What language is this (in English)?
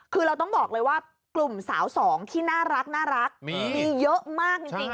Thai